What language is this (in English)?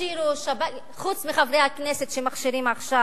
Hebrew